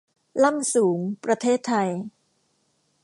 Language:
Thai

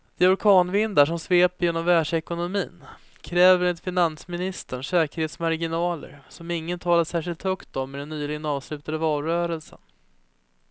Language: Swedish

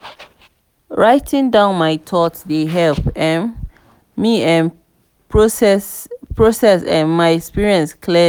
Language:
Nigerian Pidgin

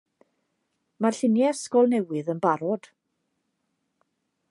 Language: Welsh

